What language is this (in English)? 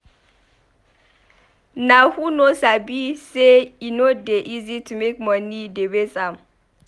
Nigerian Pidgin